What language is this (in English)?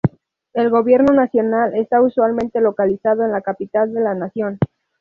Spanish